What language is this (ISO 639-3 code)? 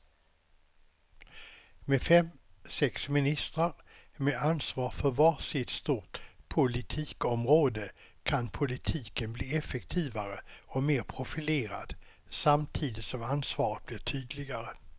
swe